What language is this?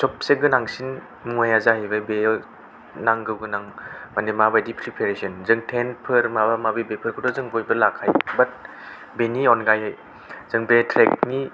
Bodo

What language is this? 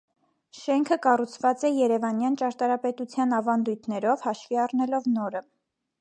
Armenian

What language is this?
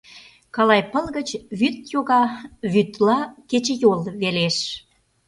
Mari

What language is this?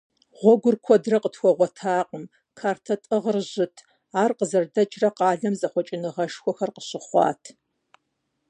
Kabardian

